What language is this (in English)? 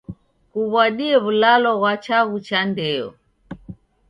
Taita